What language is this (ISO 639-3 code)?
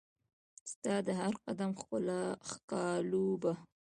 pus